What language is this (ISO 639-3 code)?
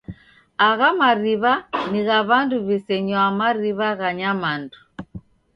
dav